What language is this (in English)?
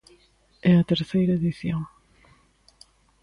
Galician